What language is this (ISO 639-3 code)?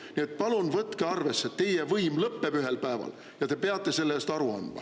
est